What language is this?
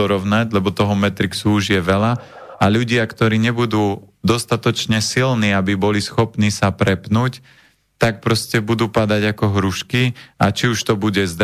Slovak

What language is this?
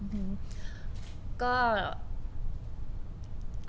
Thai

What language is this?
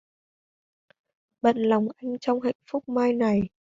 Vietnamese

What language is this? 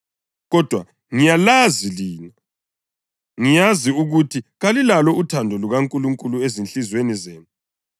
North Ndebele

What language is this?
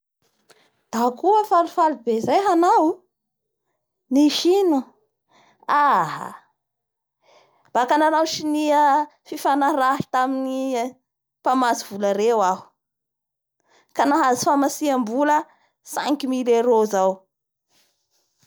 Bara Malagasy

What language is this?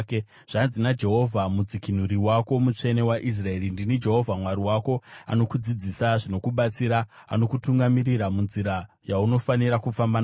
Shona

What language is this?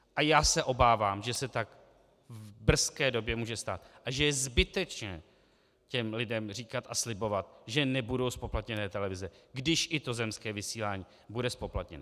Czech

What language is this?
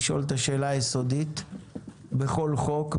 Hebrew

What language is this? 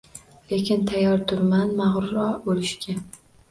Uzbek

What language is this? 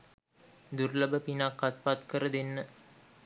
Sinhala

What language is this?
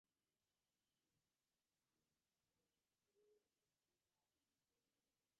Bangla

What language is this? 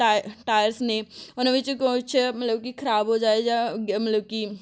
Punjabi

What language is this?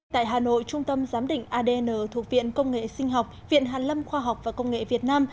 Vietnamese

